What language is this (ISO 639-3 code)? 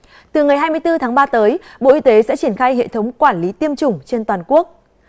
vie